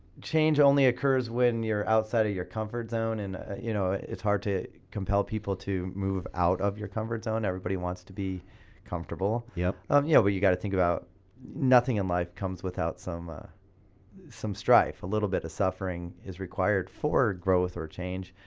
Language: English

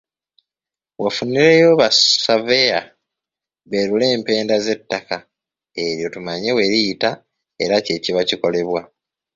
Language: Ganda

